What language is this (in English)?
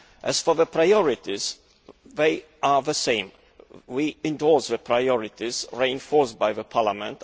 English